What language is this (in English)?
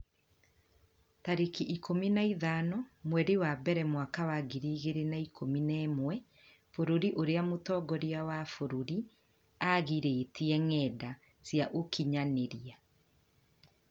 Kikuyu